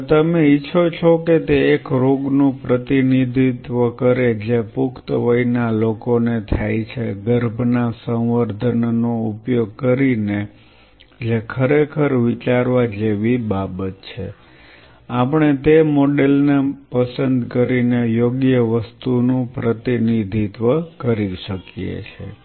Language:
Gujarati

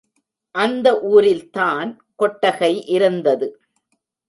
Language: Tamil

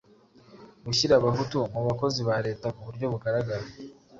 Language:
Kinyarwanda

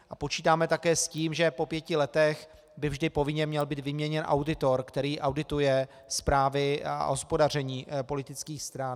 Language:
Czech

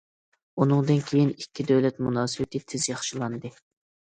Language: Uyghur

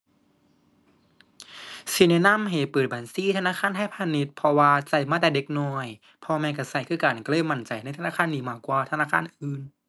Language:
Thai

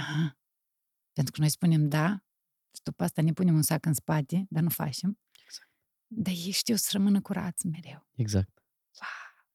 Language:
Romanian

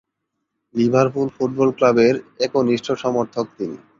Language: Bangla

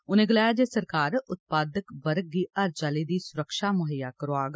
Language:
Dogri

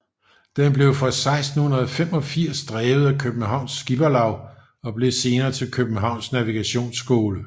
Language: Danish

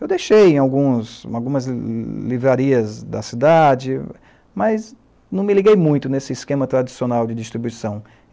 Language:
Portuguese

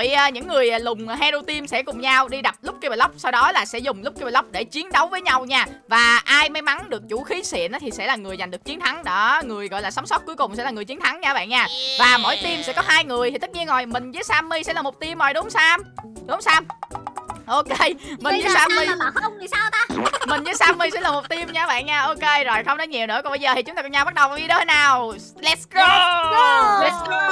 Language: Vietnamese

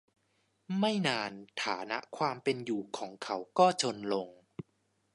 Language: Thai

